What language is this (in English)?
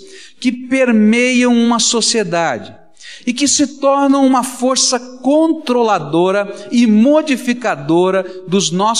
Portuguese